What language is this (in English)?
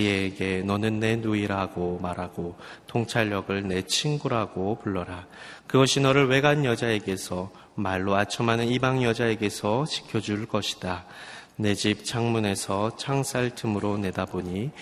Korean